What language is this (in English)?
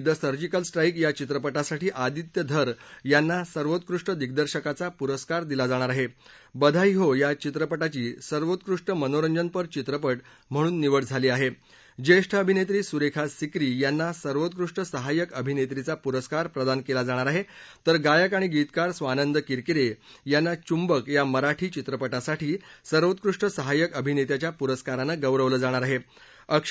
Marathi